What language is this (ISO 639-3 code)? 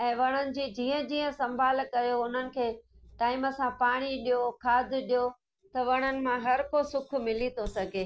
snd